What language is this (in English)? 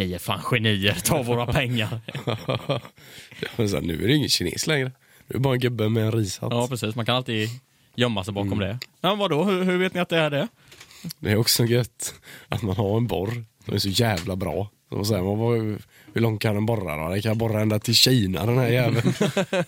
Swedish